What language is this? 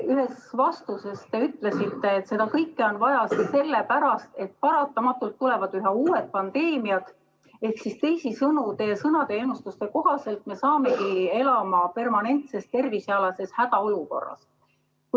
Estonian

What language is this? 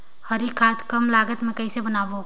Chhattisgarhi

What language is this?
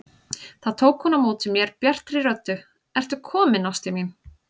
Icelandic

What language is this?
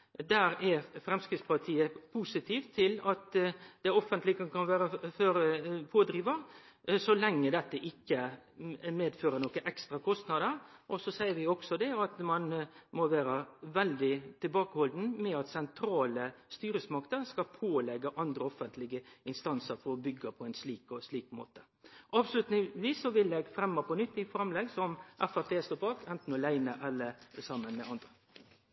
Norwegian Nynorsk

